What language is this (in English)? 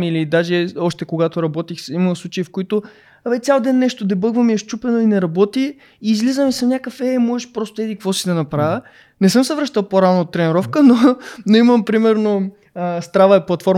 Bulgarian